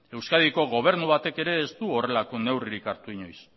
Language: Basque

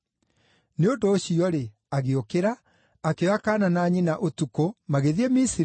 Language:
Kikuyu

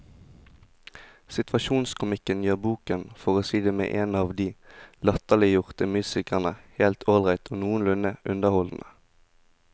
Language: Norwegian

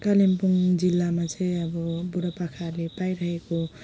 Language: Nepali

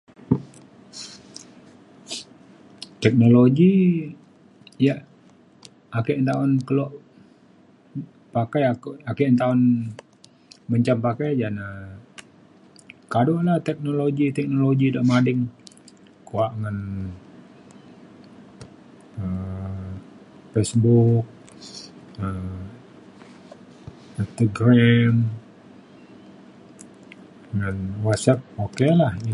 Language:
Mainstream Kenyah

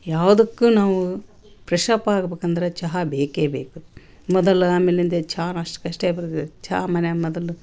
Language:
Kannada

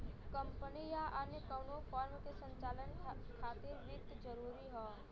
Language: Bhojpuri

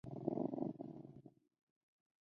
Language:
Chinese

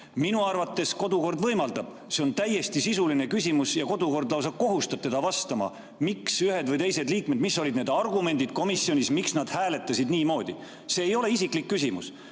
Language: Estonian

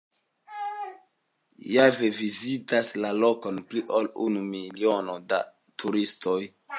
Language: Esperanto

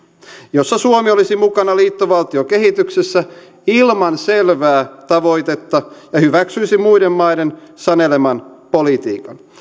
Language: Finnish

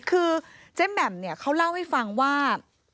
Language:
Thai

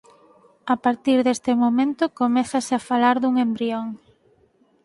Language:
Galician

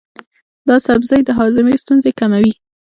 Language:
Pashto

